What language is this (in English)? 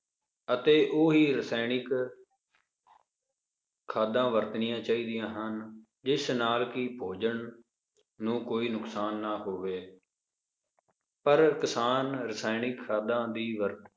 Punjabi